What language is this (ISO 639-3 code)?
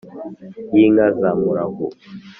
kin